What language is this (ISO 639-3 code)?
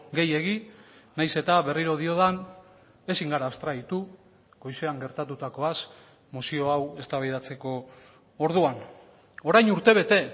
eus